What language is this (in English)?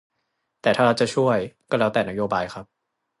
Thai